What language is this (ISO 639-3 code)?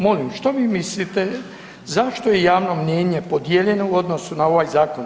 hrv